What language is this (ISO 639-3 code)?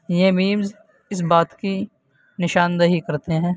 urd